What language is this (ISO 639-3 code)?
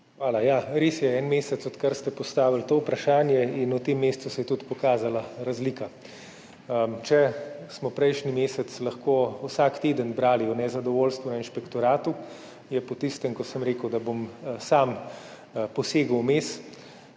slv